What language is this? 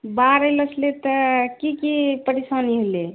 Maithili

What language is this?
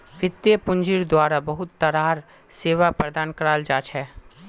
Magahi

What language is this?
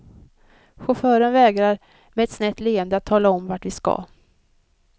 Swedish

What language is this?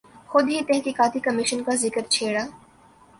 Urdu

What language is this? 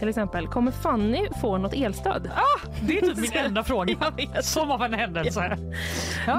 Swedish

